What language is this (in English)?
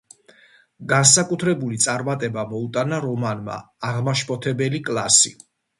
Georgian